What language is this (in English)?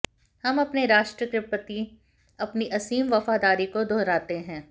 Hindi